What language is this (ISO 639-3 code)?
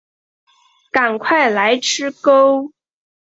zho